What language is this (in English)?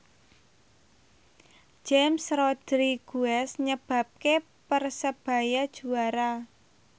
Javanese